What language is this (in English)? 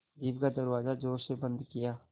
Hindi